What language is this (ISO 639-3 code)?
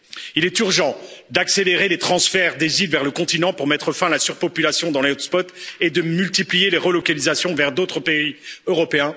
fra